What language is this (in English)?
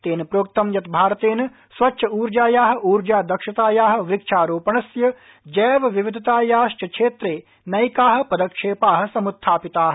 Sanskrit